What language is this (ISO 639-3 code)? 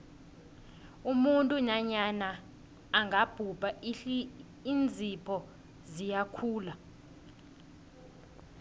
nbl